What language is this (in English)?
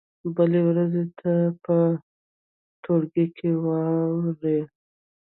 Pashto